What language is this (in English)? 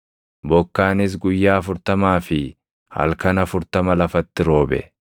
Oromo